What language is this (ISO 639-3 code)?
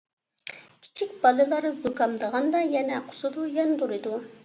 uig